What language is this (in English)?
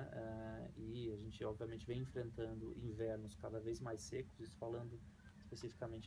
Portuguese